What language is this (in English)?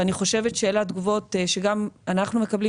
Hebrew